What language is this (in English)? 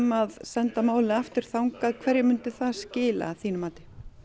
Icelandic